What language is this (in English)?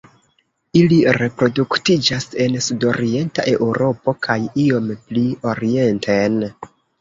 Esperanto